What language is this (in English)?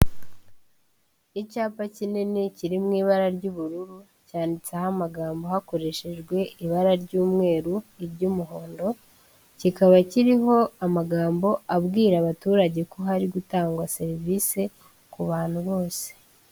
Kinyarwanda